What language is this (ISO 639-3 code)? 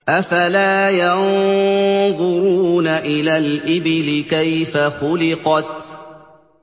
ara